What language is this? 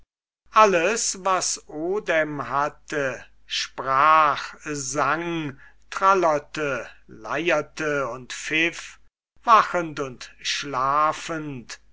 German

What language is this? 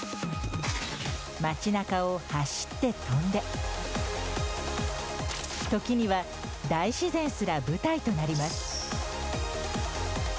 Japanese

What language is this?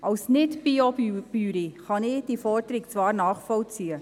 Swiss German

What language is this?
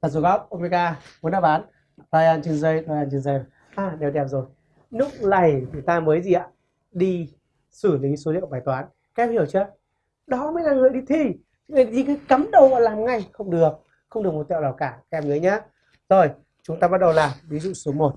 Vietnamese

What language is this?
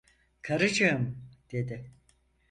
Turkish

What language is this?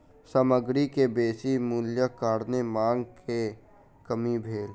Maithili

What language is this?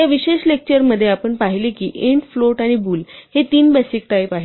Marathi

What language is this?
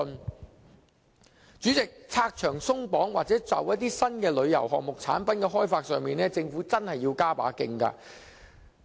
Cantonese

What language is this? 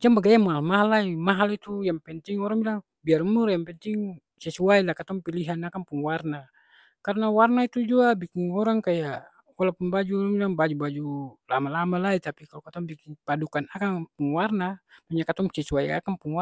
Ambonese Malay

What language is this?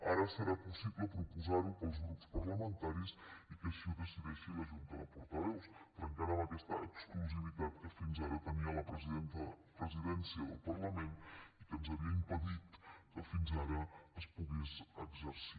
Catalan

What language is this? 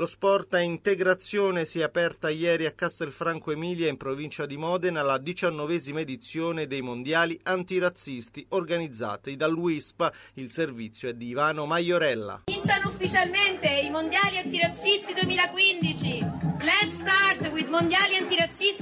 Italian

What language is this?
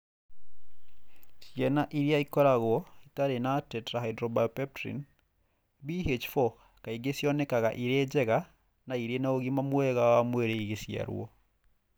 Kikuyu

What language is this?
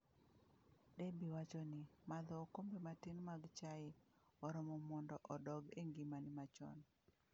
Luo (Kenya and Tanzania)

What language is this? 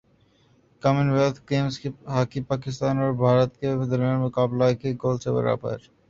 Urdu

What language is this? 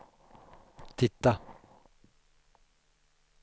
Swedish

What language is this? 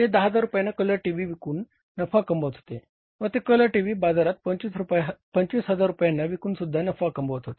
Marathi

